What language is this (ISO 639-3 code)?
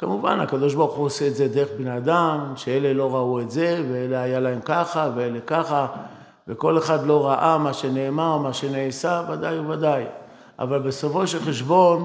heb